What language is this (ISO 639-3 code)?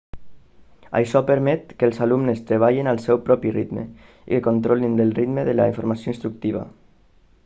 cat